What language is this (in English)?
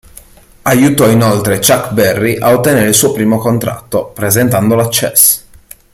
Italian